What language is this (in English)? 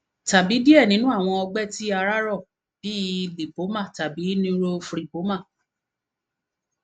Yoruba